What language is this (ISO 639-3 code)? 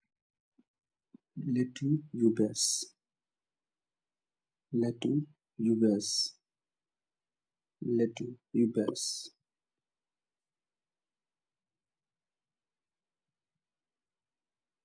wol